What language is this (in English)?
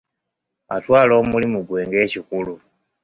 Ganda